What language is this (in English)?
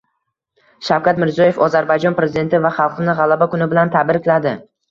Uzbek